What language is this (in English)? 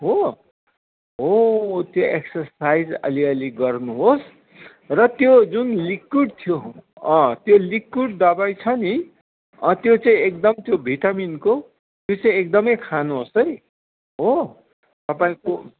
Nepali